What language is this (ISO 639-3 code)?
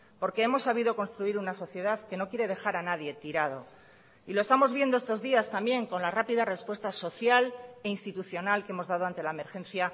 spa